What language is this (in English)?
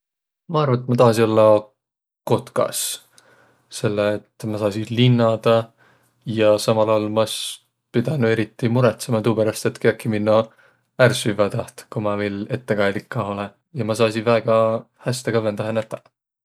Võro